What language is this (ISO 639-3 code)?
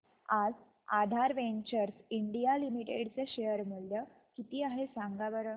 mar